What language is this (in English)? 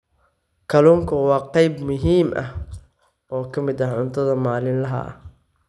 Somali